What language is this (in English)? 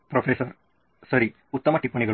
Kannada